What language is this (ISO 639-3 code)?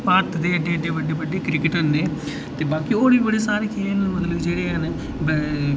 doi